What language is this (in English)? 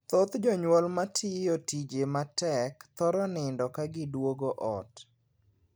Luo (Kenya and Tanzania)